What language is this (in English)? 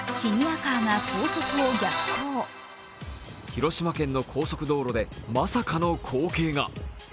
Japanese